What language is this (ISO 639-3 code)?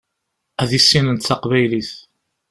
kab